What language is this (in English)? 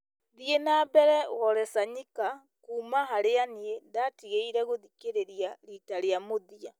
Kikuyu